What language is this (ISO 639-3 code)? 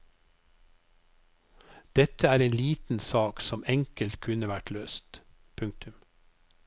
nor